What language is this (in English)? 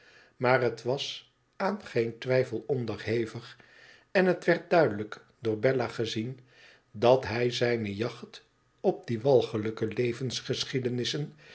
Dutch